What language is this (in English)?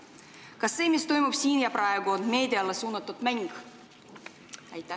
Estonian